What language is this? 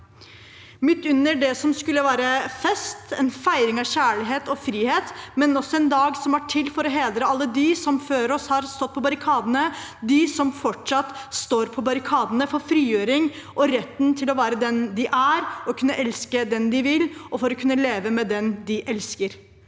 Norwegian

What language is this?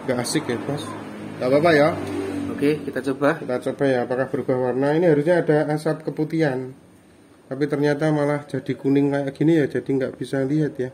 Indonesian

